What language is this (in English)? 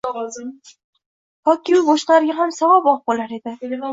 Uzbek